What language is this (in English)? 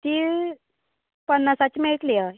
Konkani